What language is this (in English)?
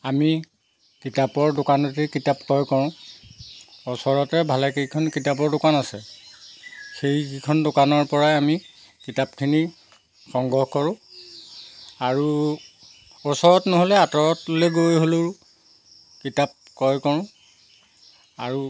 Assamese